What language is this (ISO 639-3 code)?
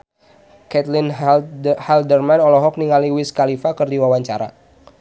sun